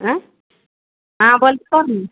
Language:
Maithili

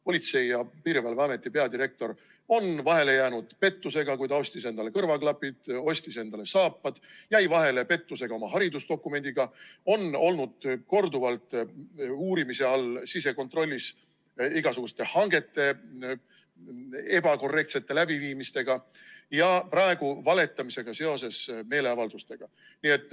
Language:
Estonian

